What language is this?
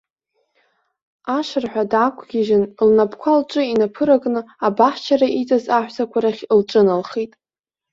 Abkhazian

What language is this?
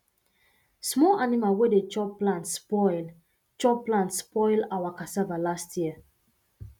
Nigerian Pidgin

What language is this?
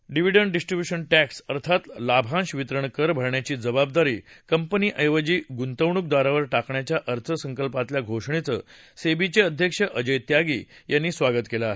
Marathi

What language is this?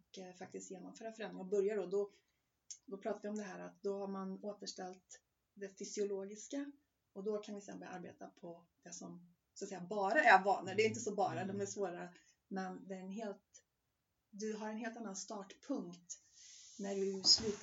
Swedish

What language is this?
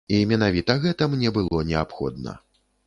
Belarusian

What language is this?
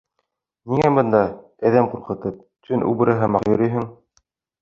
Bashkir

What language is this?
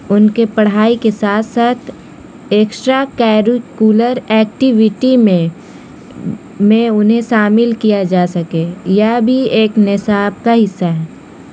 Urdu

